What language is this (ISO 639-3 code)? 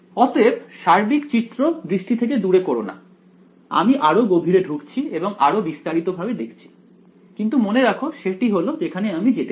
ben